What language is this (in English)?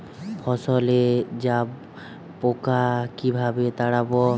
Bangla